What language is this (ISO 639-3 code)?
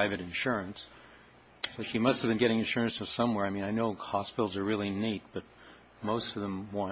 eng